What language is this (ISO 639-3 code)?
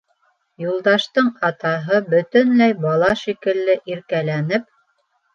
bak